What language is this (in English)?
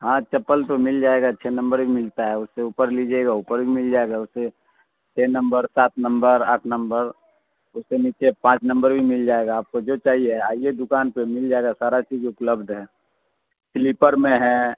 Urdu